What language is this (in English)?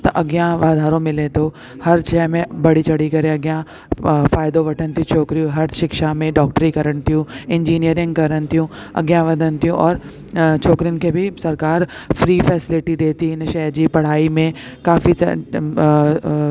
Sindhi